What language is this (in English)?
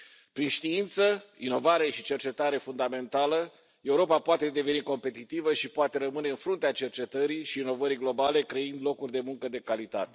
Romanian